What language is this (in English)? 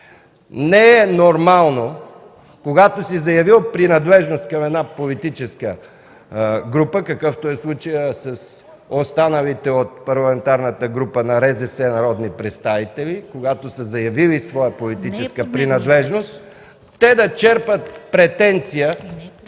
Bulgarian